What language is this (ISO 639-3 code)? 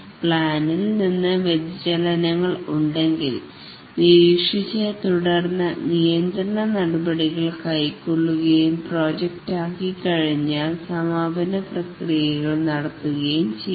mal